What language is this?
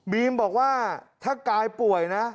Thai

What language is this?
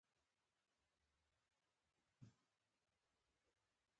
Pashto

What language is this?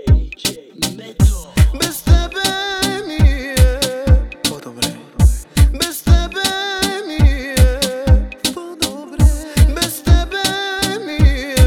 Bulgarian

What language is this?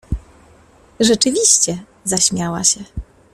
Polish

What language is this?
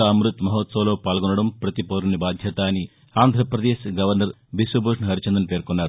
Telugu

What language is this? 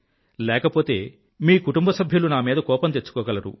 Telugu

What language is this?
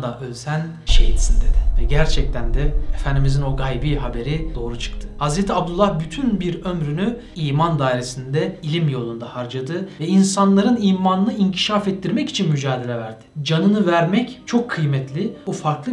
Turkish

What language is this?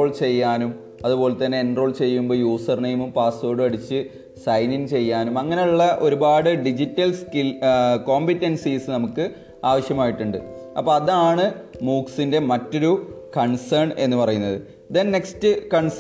Malayalam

